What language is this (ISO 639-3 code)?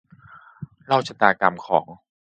tha